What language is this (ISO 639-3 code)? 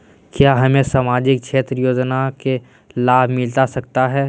mag